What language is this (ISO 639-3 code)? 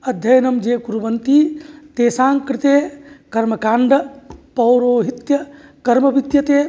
san